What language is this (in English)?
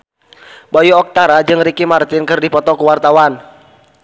Sundanese